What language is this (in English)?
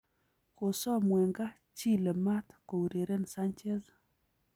Kalenjin